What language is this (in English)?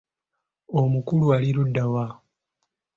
Ganda